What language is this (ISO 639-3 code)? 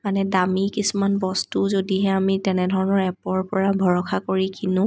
asm